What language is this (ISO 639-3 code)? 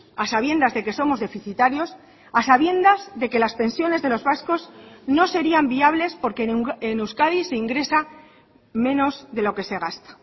spa